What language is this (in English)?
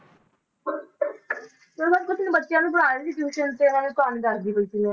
Punjabi